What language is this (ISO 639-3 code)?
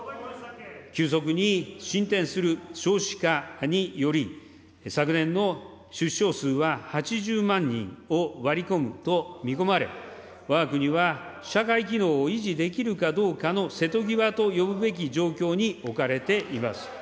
jpn